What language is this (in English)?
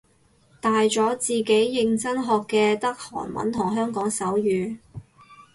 Cantonese